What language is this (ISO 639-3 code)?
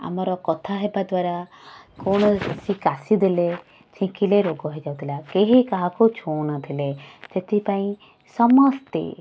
ori